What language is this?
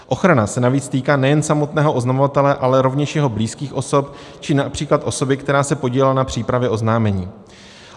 Czech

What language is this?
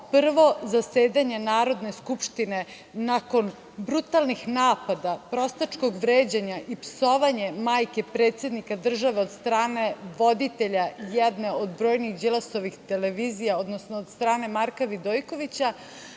Serbian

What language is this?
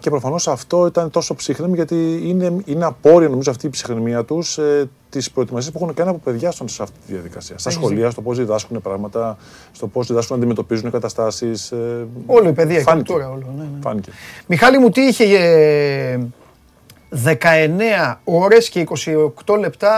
Greek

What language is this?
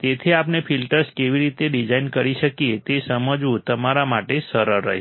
Gujarati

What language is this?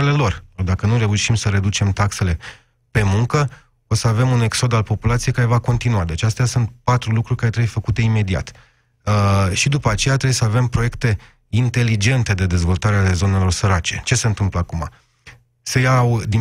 Romanian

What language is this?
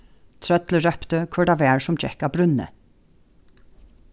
Faroese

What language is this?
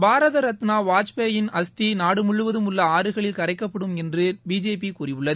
Tamil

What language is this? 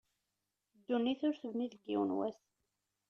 Kabyle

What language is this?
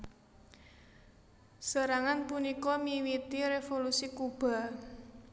Javanese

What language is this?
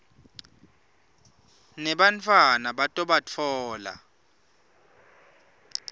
Swati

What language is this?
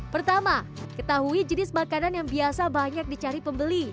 Indonesian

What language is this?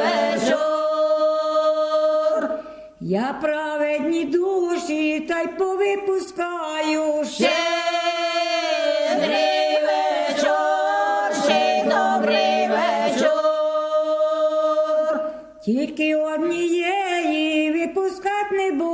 Ukrainian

